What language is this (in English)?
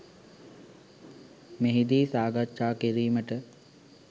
Sinhala